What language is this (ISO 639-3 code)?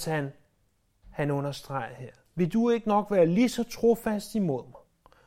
dan